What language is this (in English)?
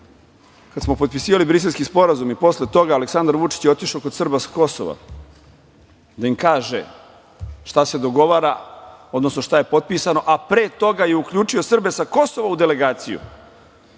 Serbian